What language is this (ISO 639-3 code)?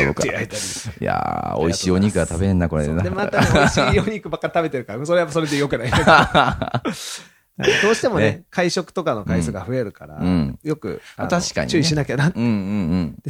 jpn